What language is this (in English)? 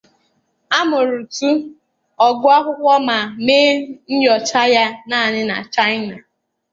Igbo